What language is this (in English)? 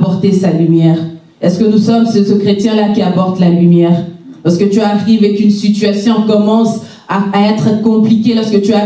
French